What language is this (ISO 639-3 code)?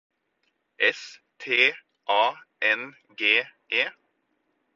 nob